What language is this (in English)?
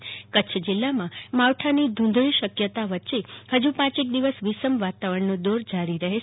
Gujarati